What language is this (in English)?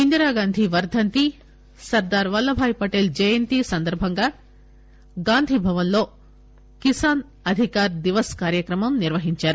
Telugu